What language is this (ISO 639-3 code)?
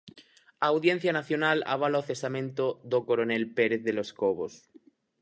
glg